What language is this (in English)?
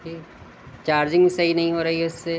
Urdu